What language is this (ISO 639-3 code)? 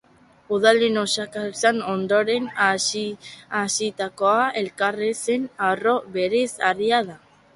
eus